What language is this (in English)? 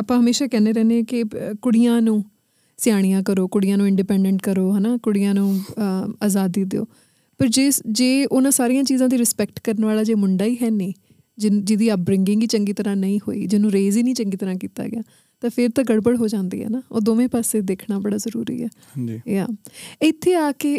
Punjabi